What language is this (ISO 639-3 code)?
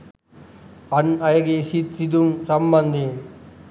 sin